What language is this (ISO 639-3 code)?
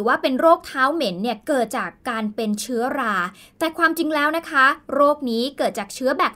tha